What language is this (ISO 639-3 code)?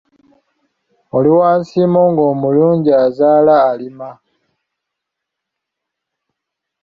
lug